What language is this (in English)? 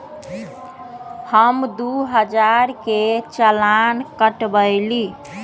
Magahi